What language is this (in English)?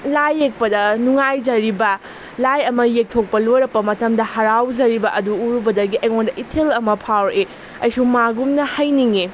Manipuri